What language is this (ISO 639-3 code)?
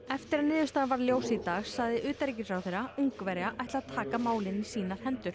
isl